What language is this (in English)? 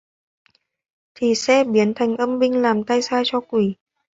Vietnamese